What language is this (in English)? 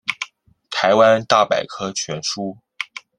Chinese